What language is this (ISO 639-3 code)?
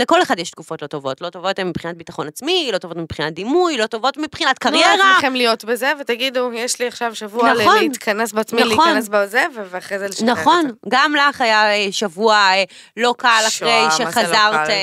heb